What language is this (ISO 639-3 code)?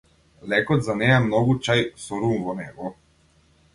mkd